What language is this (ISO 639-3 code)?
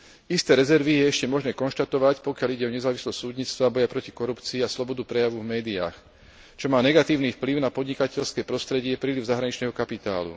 slk